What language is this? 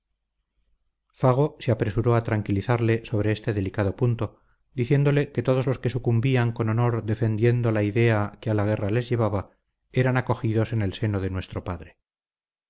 Spanish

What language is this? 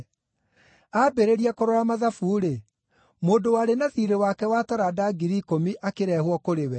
Kikuyu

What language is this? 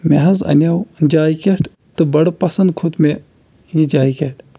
Kashmiri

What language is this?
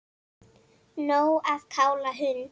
Icelandic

